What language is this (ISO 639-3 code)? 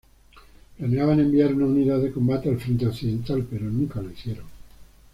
spa